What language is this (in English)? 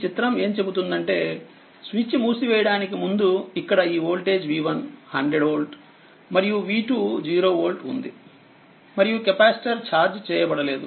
Telugu